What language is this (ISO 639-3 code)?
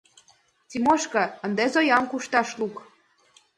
chm